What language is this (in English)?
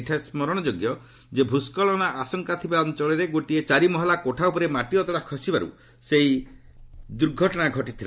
Odia